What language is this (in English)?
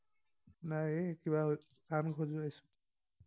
Assamese